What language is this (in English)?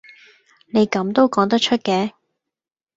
Cantonese